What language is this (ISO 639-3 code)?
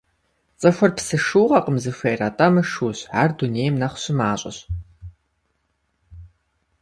kbd